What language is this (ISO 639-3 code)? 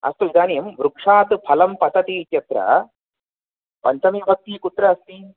san